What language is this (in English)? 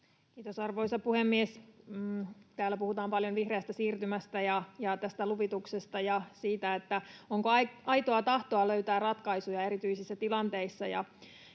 Finnish